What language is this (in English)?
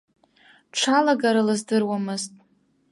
Abkhazian